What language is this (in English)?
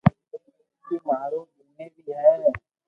Loarki